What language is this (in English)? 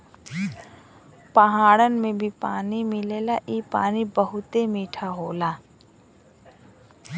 Bhojpuri